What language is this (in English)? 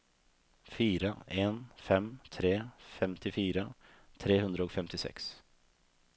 Norwegian